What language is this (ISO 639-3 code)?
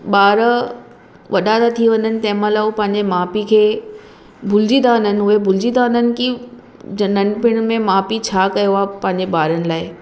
snd